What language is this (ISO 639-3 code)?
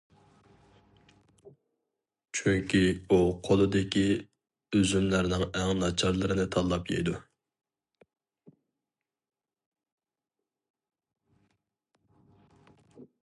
uig